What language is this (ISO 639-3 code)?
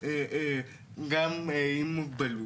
heb